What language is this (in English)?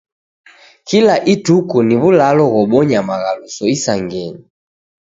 Taita